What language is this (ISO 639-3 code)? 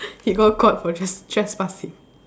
eng